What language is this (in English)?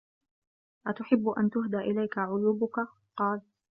Arabic